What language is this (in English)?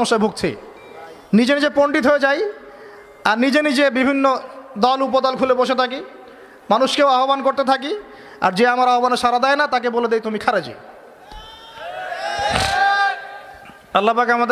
Arabic